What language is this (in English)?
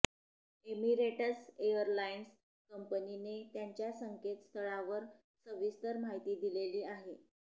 Marathi